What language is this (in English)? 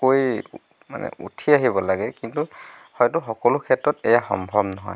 Assamese